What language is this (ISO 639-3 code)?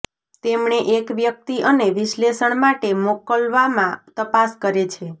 guj